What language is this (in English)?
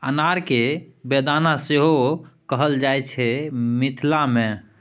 Maithili